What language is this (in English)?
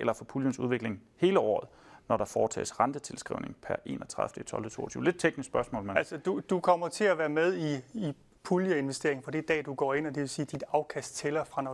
Danish